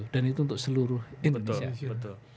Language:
Indonesian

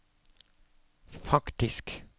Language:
Norwegian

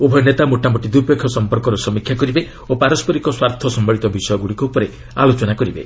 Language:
Odia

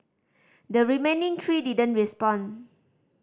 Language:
English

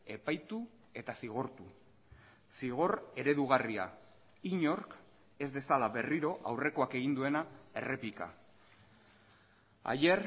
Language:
Basque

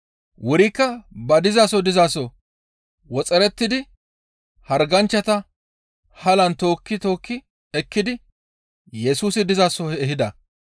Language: Gamo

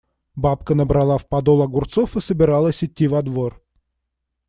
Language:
Russian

